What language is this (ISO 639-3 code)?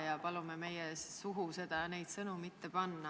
est